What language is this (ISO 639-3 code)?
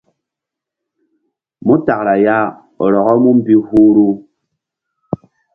mdd